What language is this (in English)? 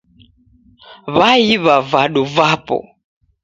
Taita